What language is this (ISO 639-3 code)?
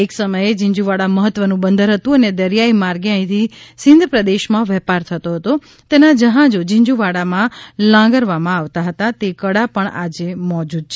guj